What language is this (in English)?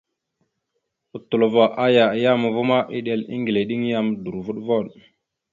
Mada (Cameroon)